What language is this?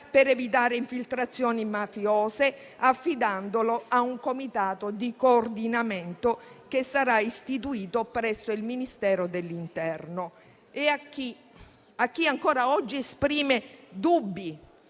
Italian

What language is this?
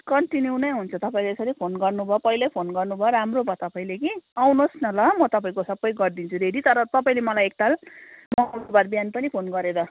Nepali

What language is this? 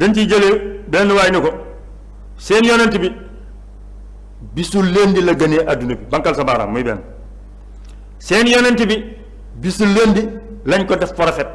Turkish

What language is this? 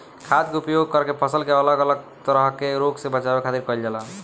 Bhojpuri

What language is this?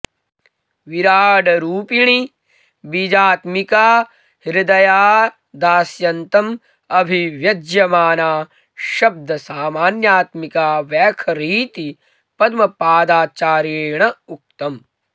Sanskrit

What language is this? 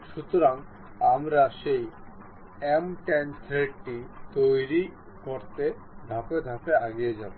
Bangla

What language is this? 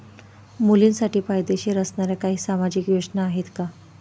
Marathi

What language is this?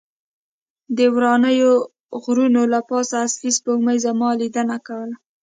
Pashto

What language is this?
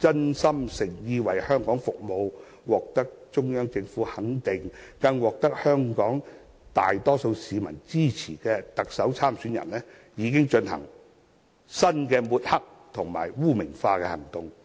Cantonese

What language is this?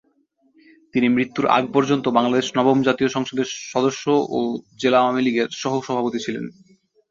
Bangla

